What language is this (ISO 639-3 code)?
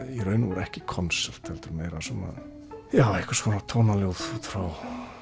isl